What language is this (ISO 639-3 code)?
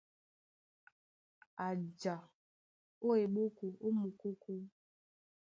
dua